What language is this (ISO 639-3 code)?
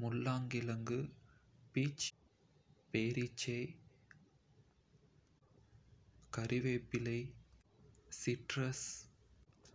kfe